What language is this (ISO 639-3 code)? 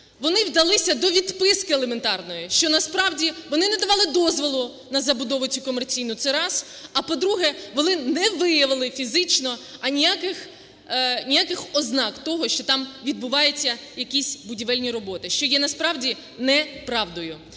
ukr